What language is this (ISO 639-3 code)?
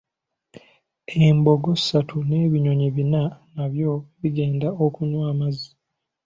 lug